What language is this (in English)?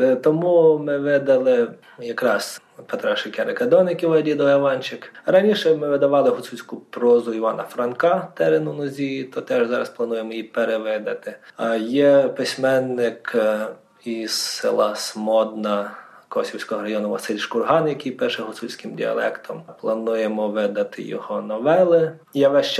Ukrainian